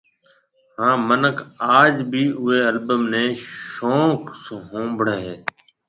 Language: Marwari (Pakistan)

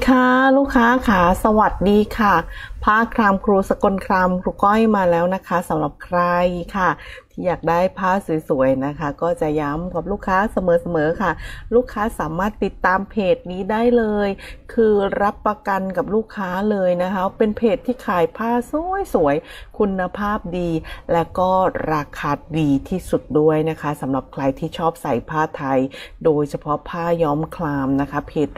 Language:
Thai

